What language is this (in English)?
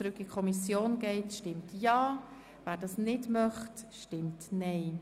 Swiss German